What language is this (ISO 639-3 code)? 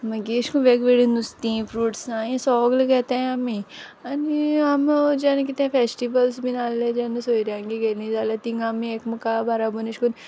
kok